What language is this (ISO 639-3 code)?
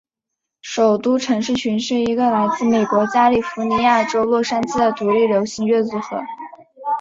zho